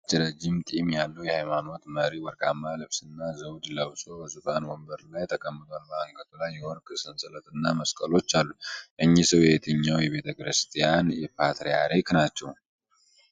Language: Amharic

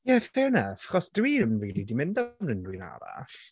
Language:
Welsh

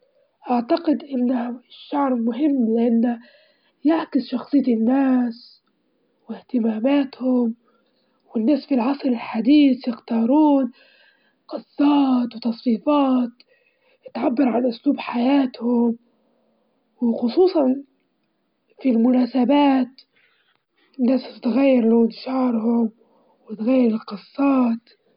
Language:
Libyan Arabic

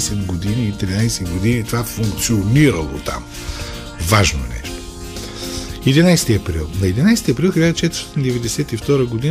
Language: Bulgarian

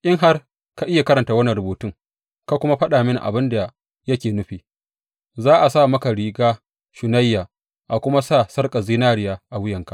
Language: Hausa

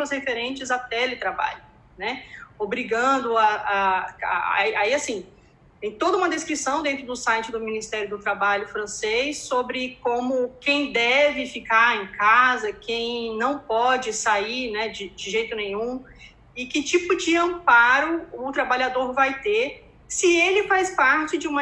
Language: Portuguese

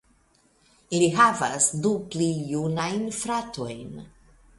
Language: Esperanto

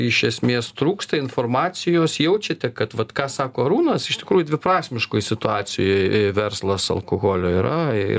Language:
Lithuanian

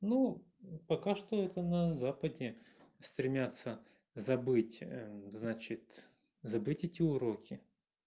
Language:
Russian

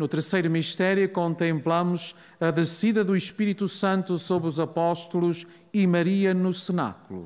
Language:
Portuguese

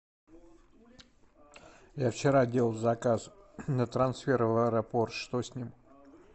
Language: Russian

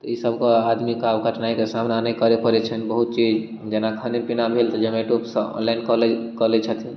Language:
Maithili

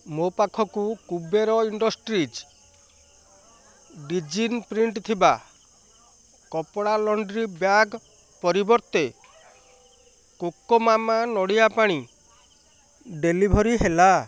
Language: Odia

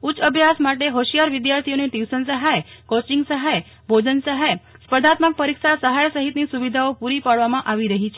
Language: Gujarati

